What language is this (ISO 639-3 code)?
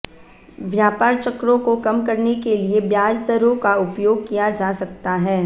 hin